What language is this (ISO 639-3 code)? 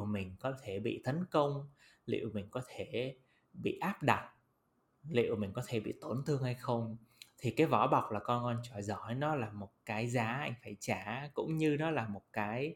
vie